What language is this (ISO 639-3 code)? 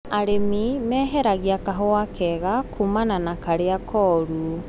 kik